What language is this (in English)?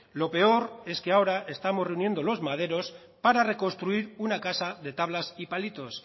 Spanish